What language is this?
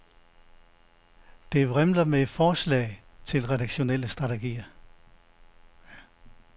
Danish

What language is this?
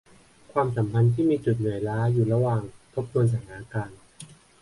Thai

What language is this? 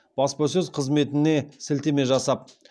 Kazakh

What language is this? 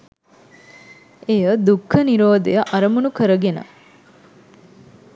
Sinhala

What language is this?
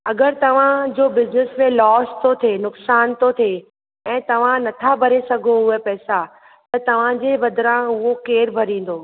Sindhi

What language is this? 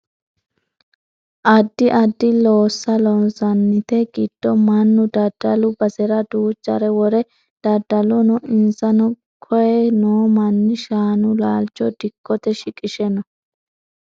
Sidamo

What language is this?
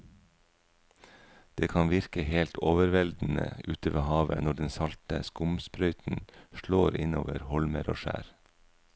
Norwegian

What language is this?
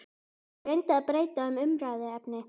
Icelandic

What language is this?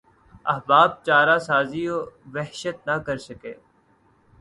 Urdu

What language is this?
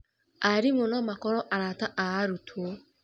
Kikuyu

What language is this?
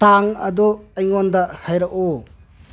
Manipuri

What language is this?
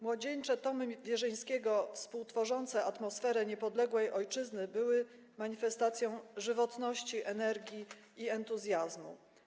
Polish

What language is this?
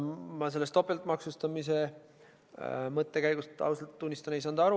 Estonian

